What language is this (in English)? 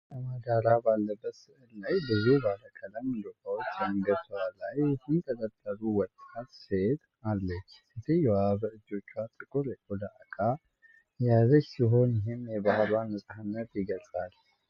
Amharic